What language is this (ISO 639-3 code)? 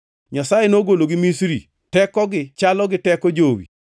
luo